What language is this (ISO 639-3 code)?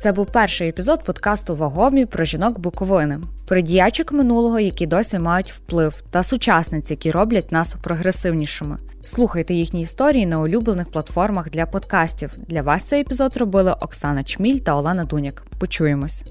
ukr